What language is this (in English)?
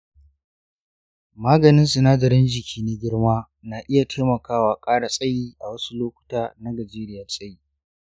Hausa